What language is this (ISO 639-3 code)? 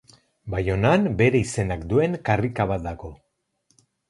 eus